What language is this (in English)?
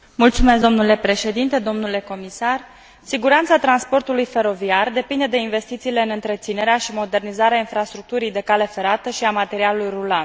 Romanian